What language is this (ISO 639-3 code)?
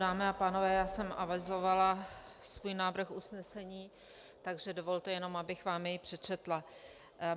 ces